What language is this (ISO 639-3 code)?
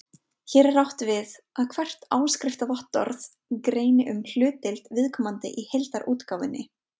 isl